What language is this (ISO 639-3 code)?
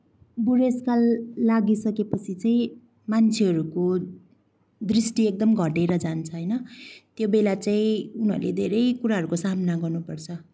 nep